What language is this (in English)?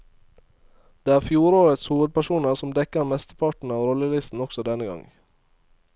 Norwegian